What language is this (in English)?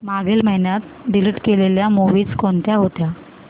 Marathi